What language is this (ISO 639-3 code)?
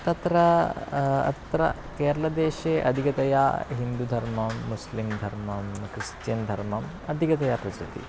san